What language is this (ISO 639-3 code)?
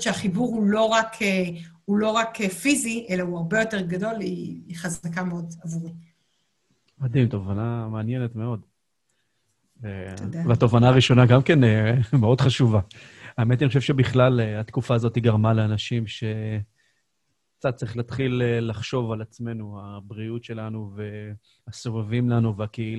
heb